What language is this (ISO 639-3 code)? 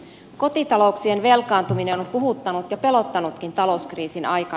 fin